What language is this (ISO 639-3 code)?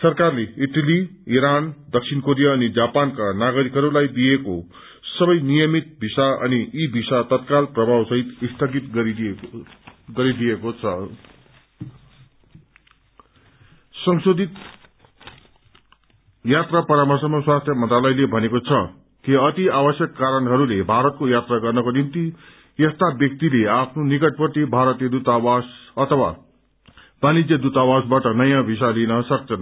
nep